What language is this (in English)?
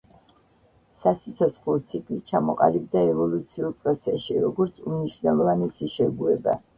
Georgian